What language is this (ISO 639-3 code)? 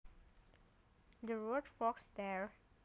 jav